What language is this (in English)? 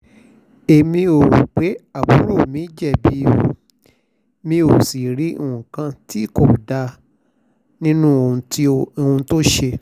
Yoruba